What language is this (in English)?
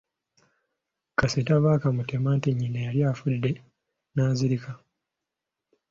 Ganda